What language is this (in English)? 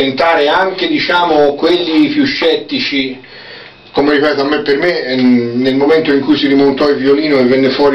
Italian